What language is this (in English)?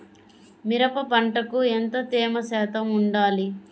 Telugu